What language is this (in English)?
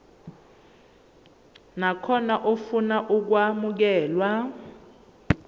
Zulu